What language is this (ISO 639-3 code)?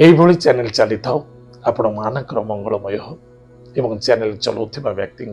ben